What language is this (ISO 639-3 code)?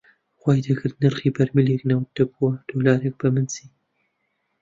ckb